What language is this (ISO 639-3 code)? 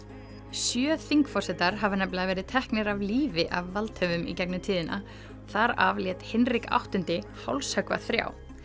isl